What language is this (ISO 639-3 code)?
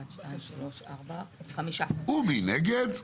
heb